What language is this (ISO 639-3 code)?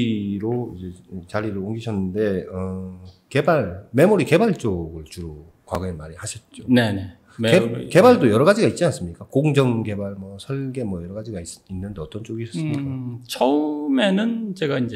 kor